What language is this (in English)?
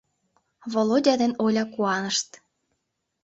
Mari